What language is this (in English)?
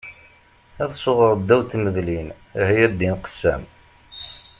Kabyle